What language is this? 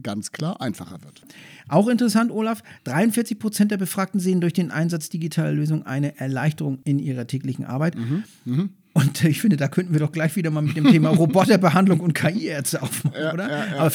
German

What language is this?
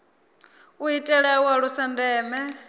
Venda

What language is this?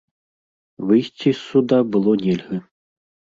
Belarusian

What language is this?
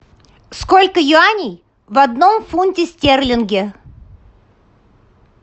Russian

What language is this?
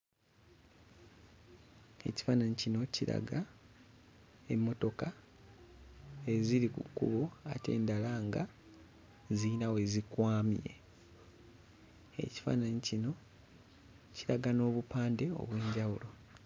Ganda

